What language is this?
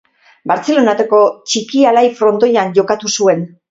Basque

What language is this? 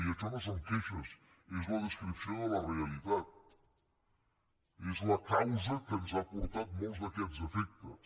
Catalan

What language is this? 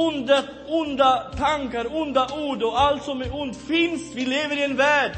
Swedish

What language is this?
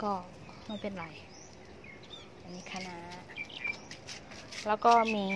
Thai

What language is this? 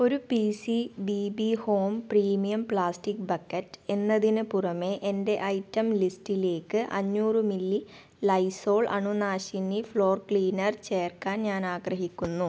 Malayalam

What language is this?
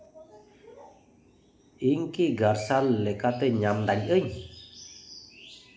Santali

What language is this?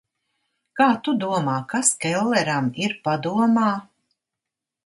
Latvian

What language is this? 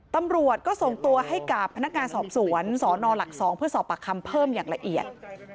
Thai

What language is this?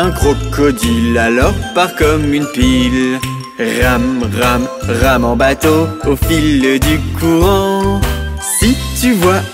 French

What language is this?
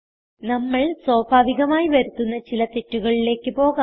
Malayalam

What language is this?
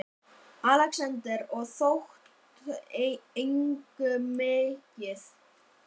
Icelandic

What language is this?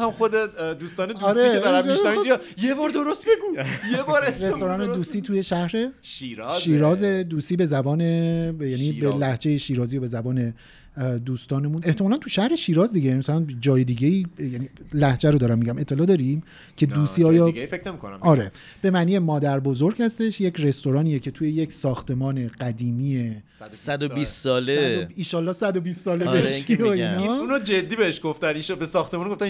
Persian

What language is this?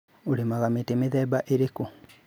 Kikuyu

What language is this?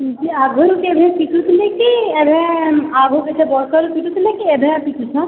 Odia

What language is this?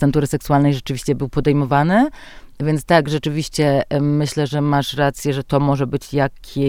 Polish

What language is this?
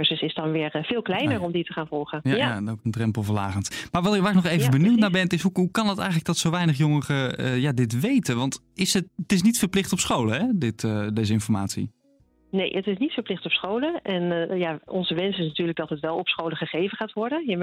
Dutch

